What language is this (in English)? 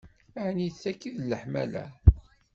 Kabyle